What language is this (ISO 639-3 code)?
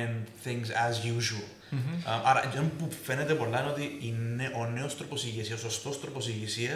ell